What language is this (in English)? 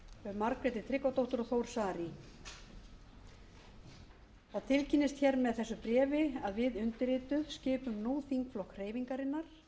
Icelandic